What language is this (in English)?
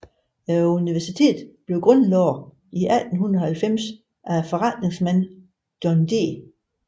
Danish